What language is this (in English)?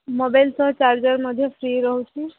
Odia